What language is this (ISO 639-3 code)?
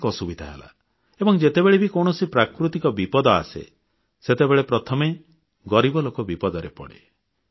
ori